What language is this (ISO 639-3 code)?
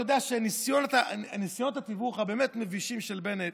heb